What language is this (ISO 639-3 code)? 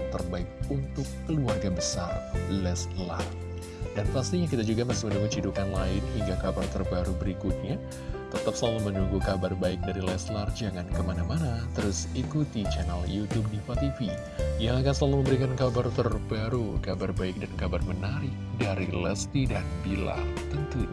ind